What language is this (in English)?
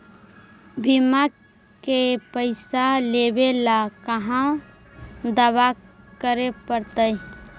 Magahi